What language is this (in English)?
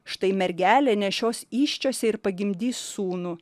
Lithuanian